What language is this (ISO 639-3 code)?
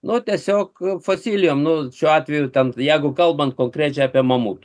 lit